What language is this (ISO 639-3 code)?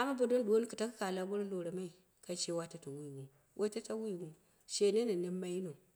kna